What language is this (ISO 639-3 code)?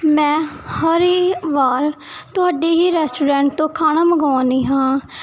pan